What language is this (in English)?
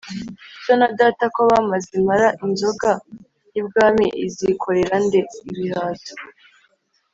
Kinyarwanda